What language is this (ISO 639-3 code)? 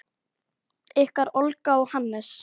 isl